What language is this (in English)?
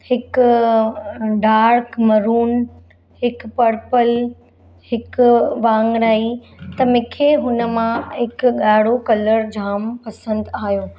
Sindhi